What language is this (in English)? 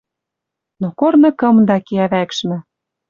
Western Mari